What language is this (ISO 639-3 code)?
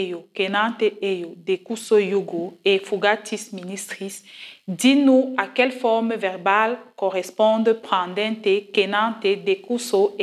fra